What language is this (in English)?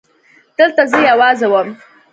Pashto